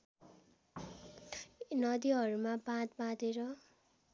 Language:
Nepali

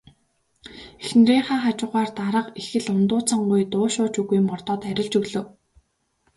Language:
Mongolian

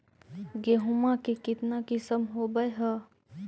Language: Magahi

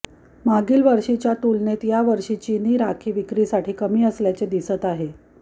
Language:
Marathi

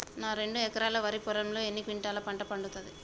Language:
Telugu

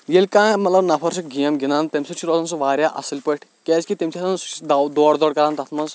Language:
Kashmiri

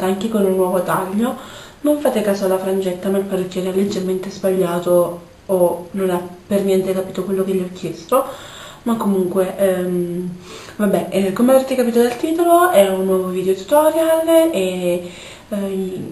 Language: Italian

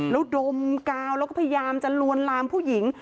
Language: Thai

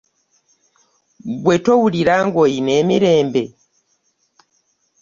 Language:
Ganda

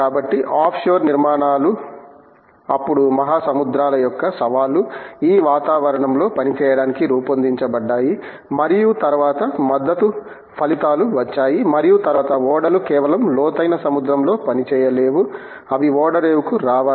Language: Telugu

